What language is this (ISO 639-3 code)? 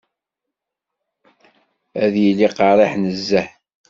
kab